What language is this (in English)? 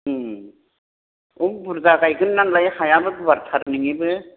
Bodo